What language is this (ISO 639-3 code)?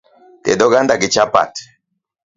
luo